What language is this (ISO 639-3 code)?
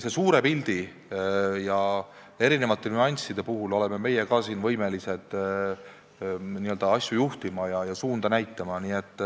est